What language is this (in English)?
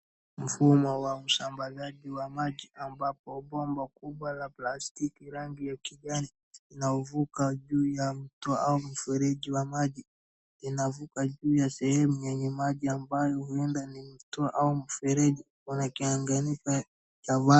Swahili